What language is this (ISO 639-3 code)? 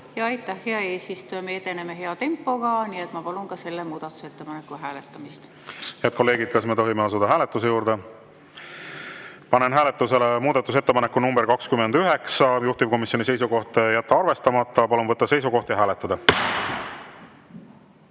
est